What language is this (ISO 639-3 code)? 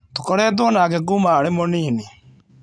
kik